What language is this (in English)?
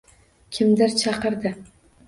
Uzbek